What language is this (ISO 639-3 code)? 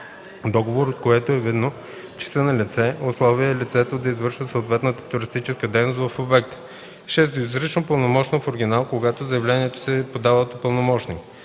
bul